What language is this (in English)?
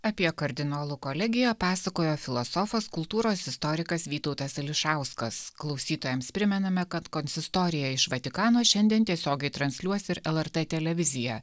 Lithuanian